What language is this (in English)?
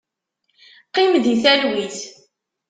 Kabyle